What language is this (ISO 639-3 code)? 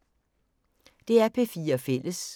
dan